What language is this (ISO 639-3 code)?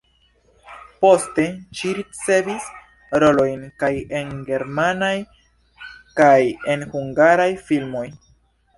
epo